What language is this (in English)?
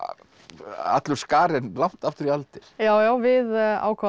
Icelandic